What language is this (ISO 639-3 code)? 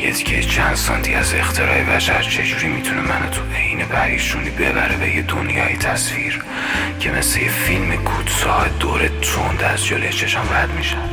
fas